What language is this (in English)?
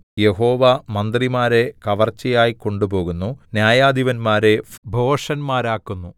Malayalam